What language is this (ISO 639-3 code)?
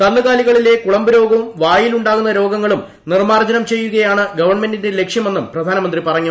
mal